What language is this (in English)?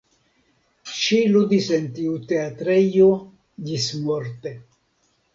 Esperanto